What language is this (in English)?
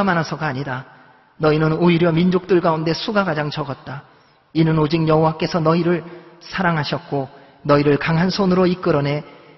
Korean